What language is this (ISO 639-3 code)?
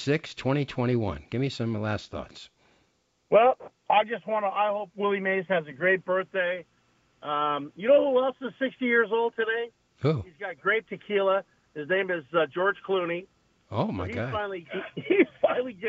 eng